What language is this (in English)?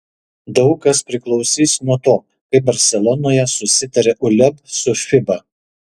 Lithuanian